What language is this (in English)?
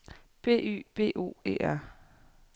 Danish